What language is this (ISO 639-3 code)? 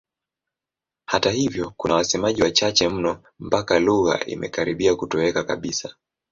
swa